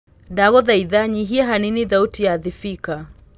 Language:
Kikuyu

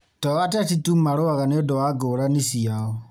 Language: Kikuyu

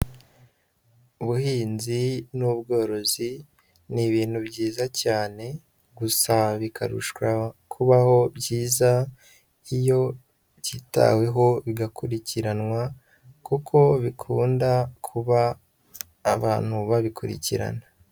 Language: Kinyarwanda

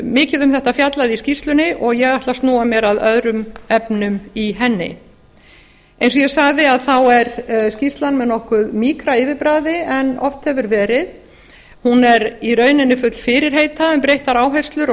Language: Icelandic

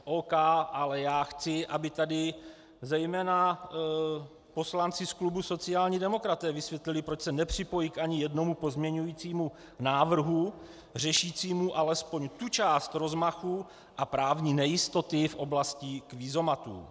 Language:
Czech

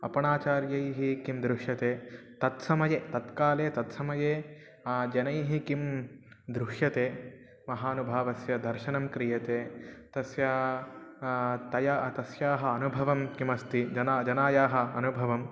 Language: Sanskrit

